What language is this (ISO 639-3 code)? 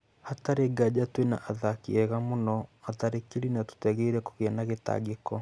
kik